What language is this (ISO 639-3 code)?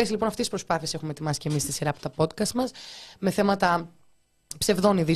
ell